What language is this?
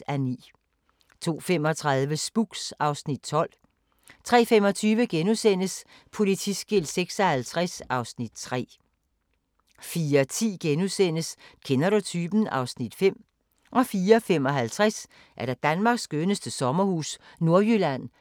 Danish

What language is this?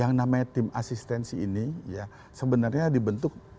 Indonesian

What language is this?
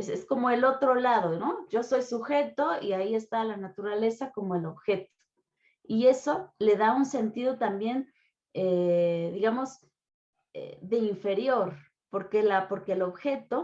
Spanish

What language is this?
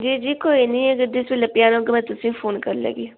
Dogri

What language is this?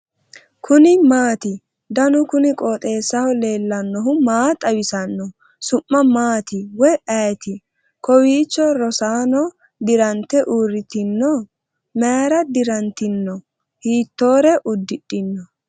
Sidamo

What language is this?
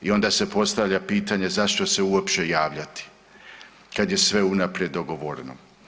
Croatian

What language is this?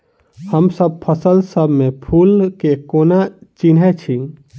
Maithili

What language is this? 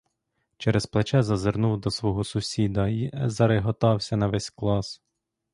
Ukrainian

